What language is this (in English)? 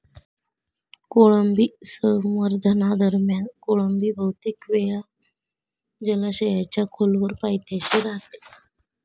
Marathi